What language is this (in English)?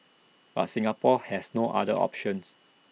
English